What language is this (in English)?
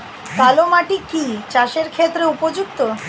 Bangla